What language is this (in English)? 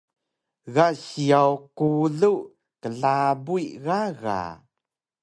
Taroko